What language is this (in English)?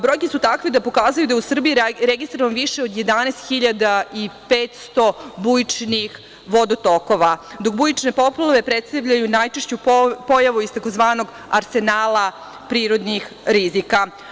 Serbian